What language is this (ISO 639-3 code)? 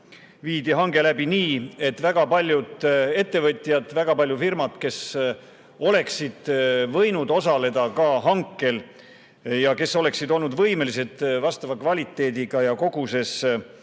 est